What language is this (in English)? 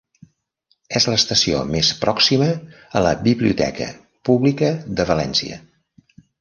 Catalan